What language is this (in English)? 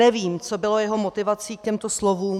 Czech